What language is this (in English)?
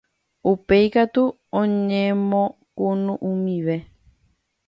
Guarani